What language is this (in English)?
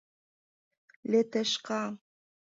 Mari